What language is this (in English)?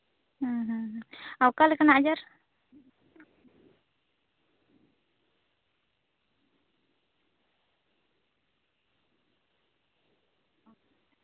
Santali